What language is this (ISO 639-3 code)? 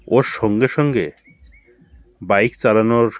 ben